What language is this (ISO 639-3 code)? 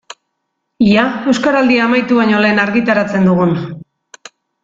eus